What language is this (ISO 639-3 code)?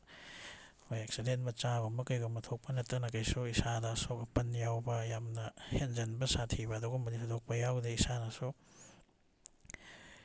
mni